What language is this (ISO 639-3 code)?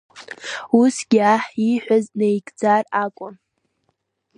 abk